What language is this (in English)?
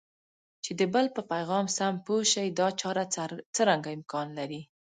Pashto